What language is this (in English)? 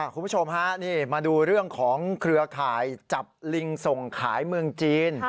Thai